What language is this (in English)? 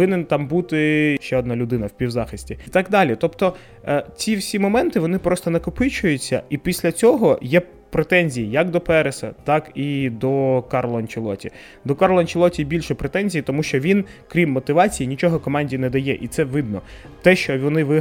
Ukrainian